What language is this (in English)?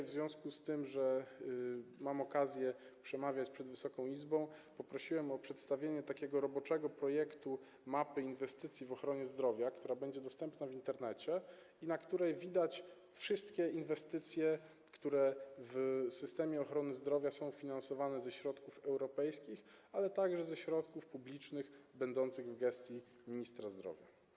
Polish